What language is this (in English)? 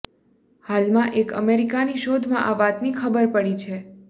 Gujarati